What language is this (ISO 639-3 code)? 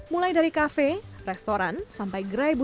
ind